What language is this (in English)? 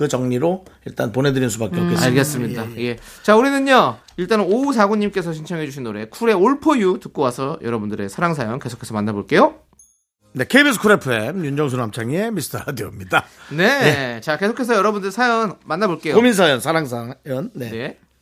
Korean